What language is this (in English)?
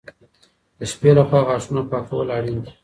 Pashto